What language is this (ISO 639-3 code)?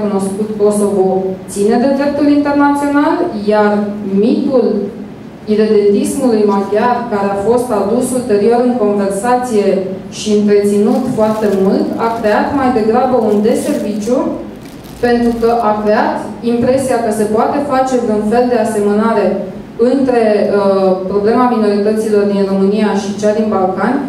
ron